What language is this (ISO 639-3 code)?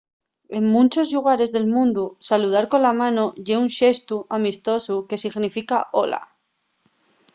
ast